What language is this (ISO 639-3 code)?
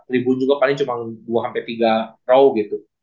ind